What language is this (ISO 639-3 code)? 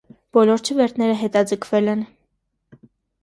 hye